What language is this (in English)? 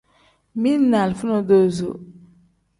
Tem